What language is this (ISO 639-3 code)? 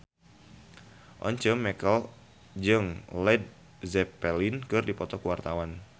sun